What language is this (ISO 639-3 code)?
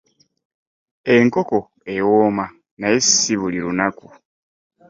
lug